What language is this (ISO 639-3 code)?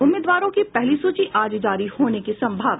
hin